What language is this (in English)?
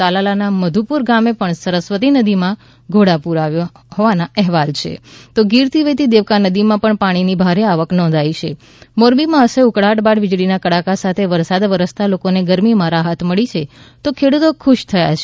Gujarati